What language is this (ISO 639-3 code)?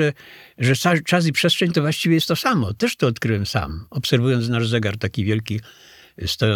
pol